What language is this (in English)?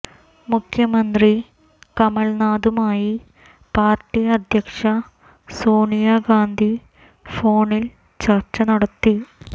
Malayalam